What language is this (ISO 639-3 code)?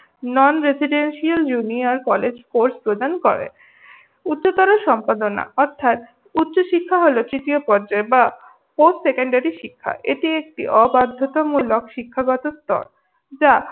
ben